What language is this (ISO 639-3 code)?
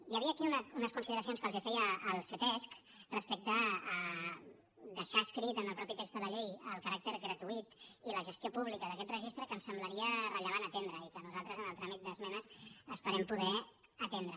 cat